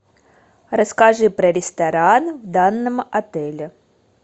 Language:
Russian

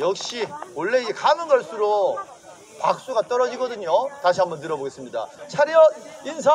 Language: Korean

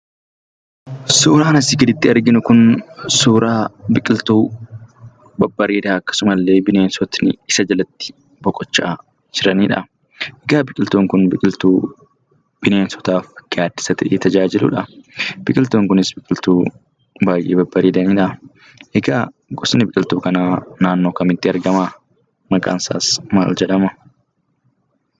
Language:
Oromo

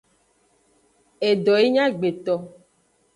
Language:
Aja (Benin)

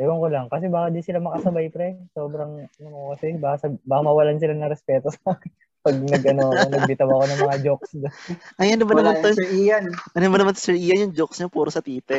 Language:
Filipino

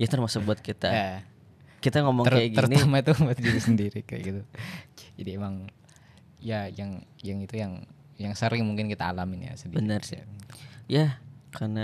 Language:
Indonesian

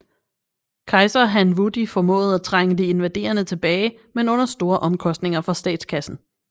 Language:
Danish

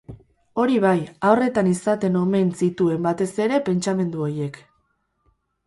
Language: Basque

